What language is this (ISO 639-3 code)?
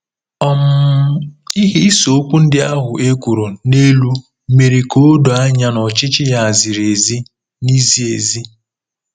ibo